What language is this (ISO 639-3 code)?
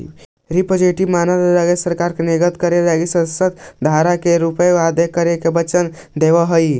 mag